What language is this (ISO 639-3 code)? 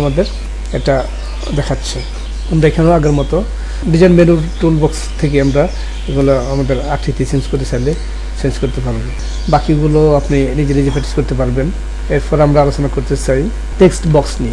ben